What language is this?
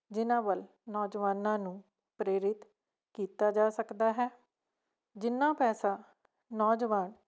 Punjabi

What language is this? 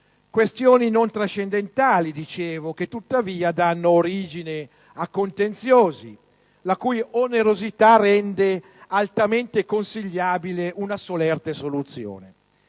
Italian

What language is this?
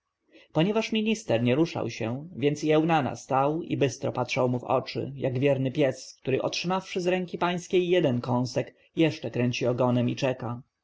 Polish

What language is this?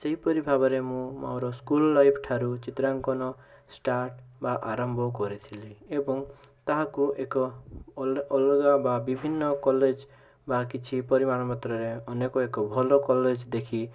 Odia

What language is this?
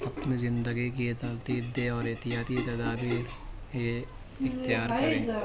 Urdu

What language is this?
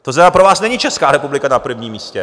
Czech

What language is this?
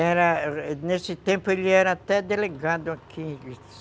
Portuguese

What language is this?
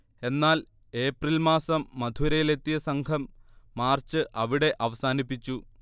Malayalam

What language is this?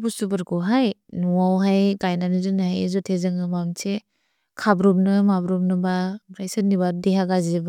Bodo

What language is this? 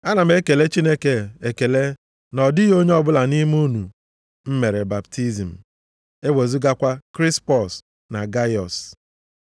Igbo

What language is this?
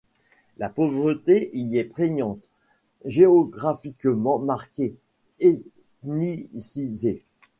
French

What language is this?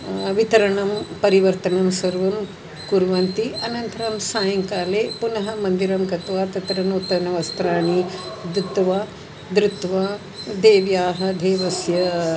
Sanskrit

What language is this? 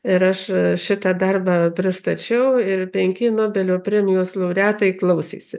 Lithuanian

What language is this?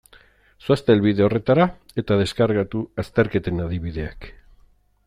Basque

